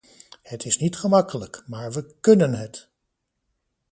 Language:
Dutch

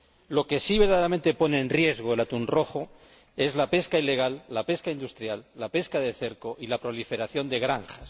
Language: Spanish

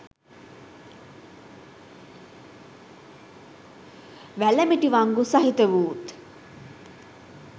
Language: Sinhala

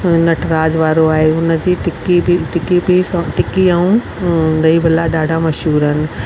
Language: Sindhi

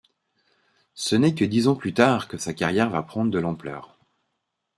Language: French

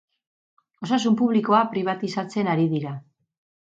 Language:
Basque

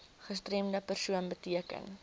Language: Afrikaans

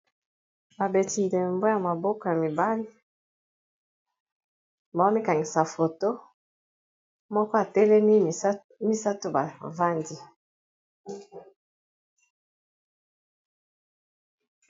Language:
Lingala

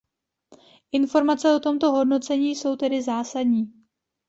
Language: Czech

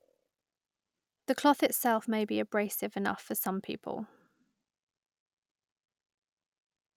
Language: English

